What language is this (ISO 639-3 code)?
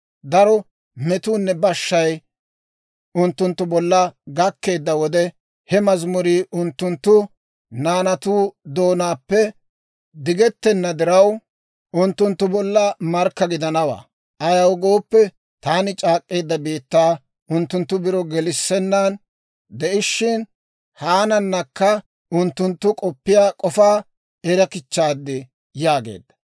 dwr